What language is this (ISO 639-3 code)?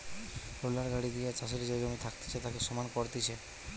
ben